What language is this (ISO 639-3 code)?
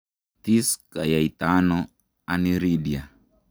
kln